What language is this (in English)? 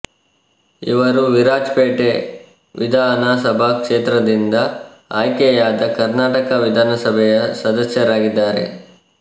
Kannada